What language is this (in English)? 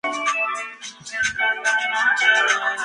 Spanish